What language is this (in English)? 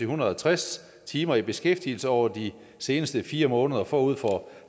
Danish